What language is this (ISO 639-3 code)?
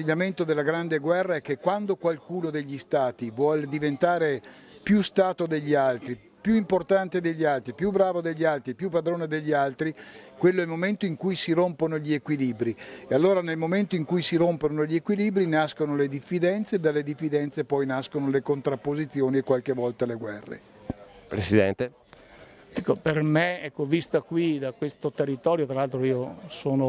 ita